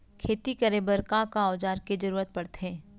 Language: Chhattisgarhi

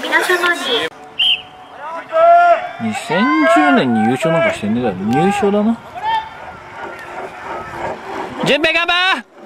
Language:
Japanese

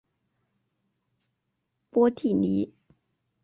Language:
Chinese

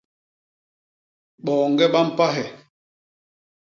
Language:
Basaa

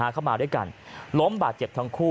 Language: Thai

